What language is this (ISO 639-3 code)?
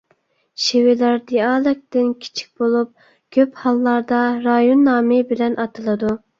uig